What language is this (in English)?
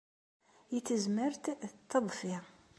Kabyle